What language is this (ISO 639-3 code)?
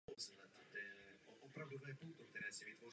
ces